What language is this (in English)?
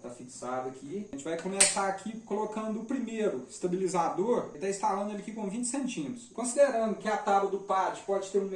Portuguese